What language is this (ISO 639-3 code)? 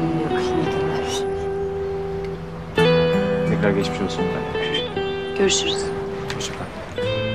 tur